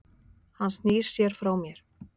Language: Icelandic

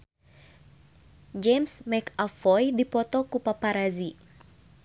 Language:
Sundanese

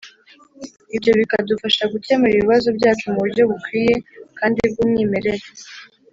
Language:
Kinyarwanda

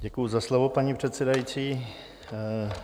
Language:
Czech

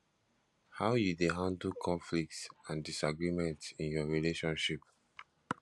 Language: Nigerian Pidgin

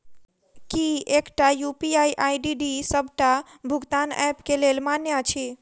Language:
Maithili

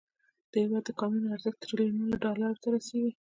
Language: Pashto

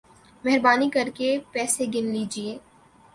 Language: Urdu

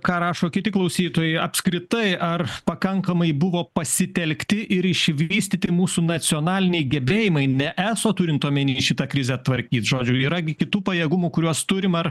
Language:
Lithuanian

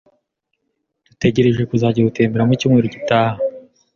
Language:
Kinyarwanda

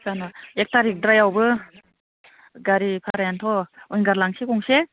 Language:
Bodo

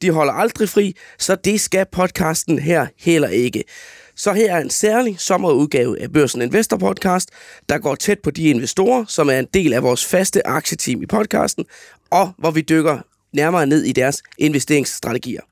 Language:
Danish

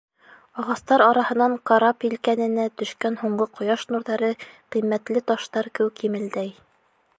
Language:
Bashkir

